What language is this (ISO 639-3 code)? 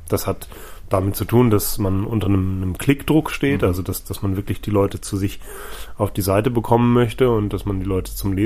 deu